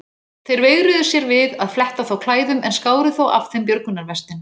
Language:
Icelandic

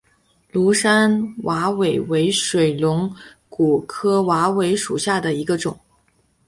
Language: Chinese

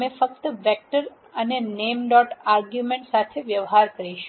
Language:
Gujarati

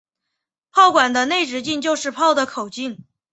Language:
Chinese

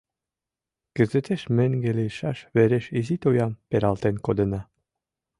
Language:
Mari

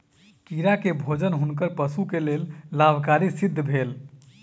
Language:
Maithili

